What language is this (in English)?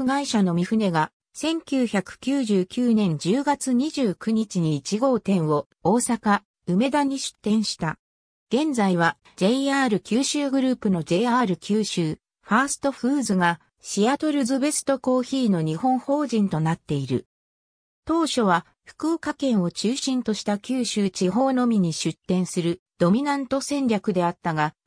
Japanese